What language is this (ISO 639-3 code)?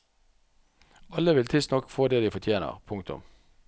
nor